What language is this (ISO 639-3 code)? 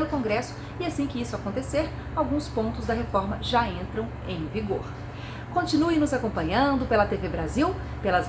por